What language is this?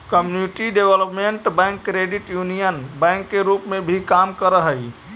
Magahi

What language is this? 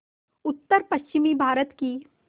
Hindi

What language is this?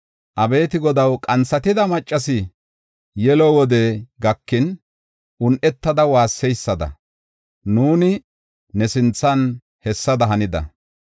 Gofa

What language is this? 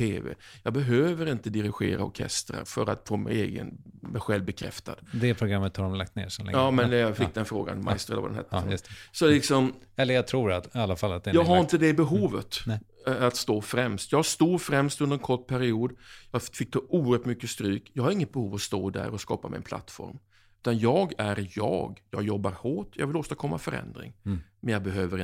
Swedish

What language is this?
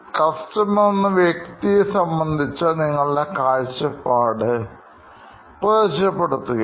Malayalam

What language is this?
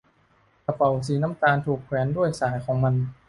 Thai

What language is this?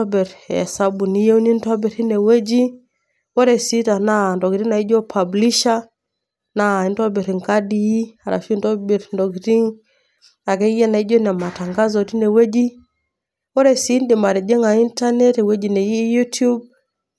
Masai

